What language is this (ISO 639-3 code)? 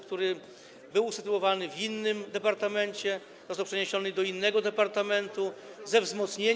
pol